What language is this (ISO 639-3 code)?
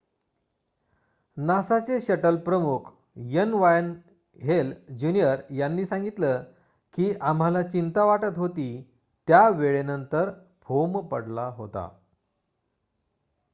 mar